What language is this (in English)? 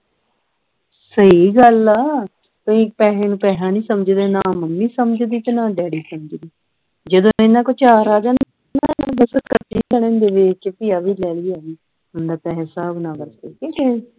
Punjabi